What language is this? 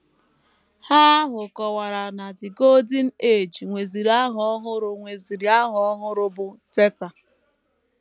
Igbo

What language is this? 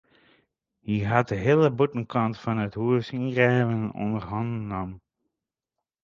Western Frisian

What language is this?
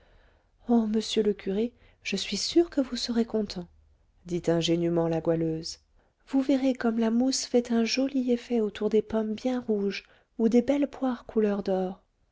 French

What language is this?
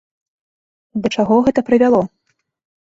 Belarusian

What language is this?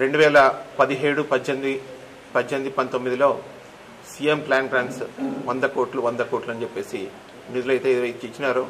Telugu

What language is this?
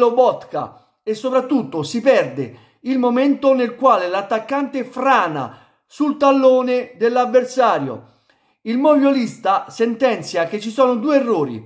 Italian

